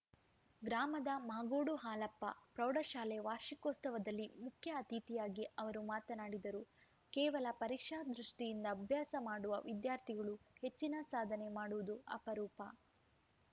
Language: Kannada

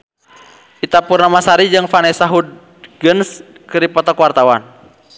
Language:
Sundanese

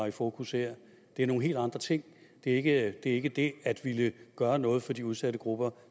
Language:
Danish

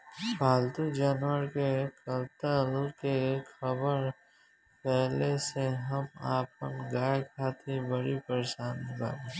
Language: Bhojpuri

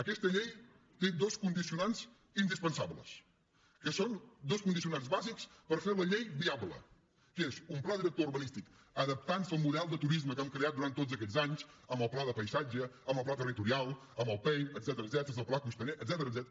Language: Catalan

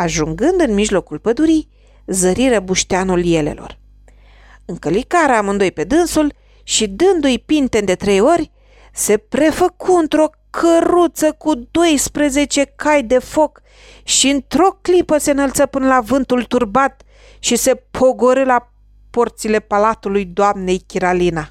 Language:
Romanian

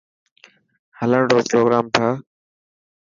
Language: Dhatki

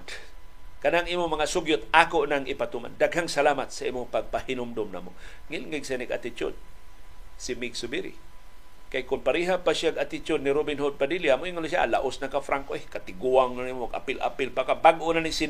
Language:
Filipino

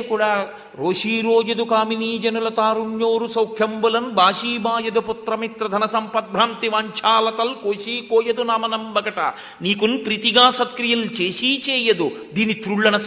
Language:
Telugu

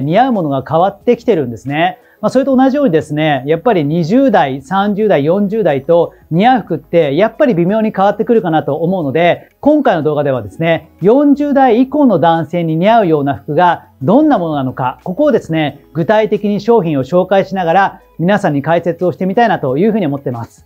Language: Japanese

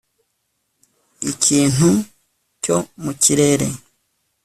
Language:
Kinyarwanda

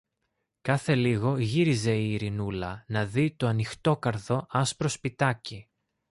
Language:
Greek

